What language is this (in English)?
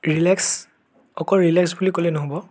Assamese